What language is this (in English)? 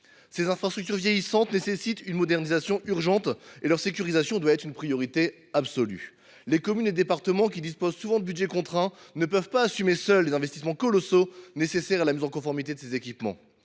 French